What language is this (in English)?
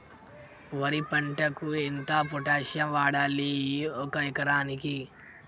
Telugu